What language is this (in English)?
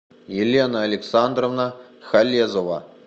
Russian